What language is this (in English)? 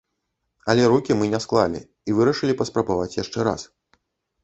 Belarusian